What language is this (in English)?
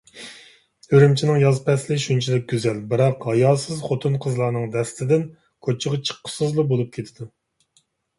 Uyghur